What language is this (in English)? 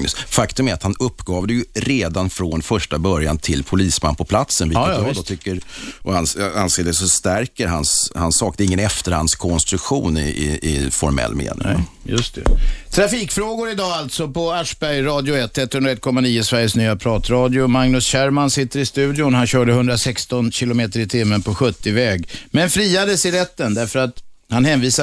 Swedish